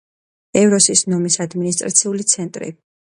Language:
Georgian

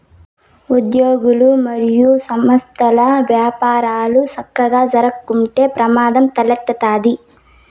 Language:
Telugu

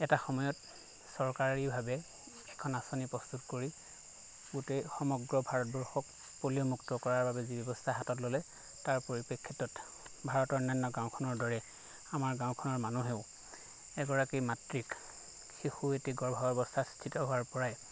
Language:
Assamese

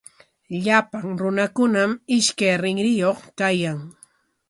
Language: Corongo Ancash Quechua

